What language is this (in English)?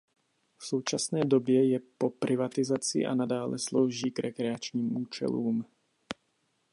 Czech